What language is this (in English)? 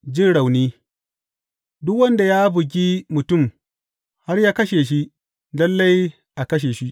Hausa